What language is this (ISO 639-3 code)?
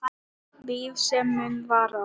isl